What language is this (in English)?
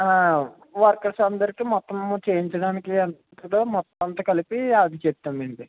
Telugu